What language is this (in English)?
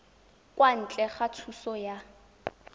Tswana